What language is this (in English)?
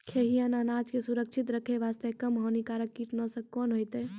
Maithili